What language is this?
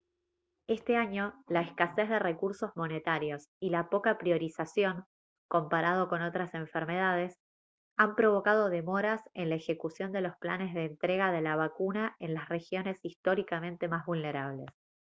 Spanish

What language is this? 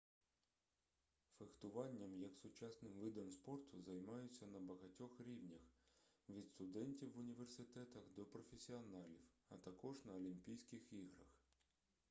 Ukrainian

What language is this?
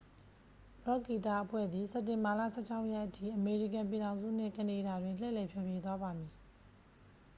Burmese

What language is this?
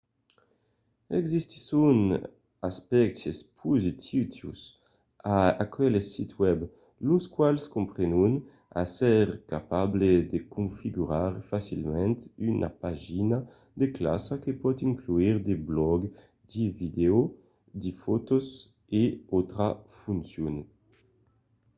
Occitan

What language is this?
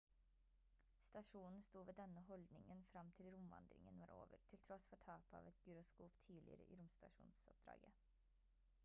Norwegian Bokmål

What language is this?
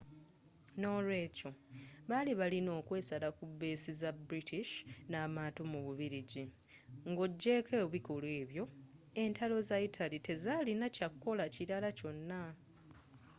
Ganda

